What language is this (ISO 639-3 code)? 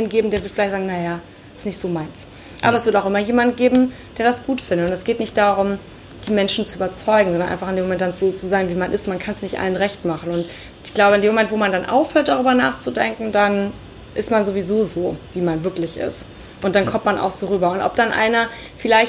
deu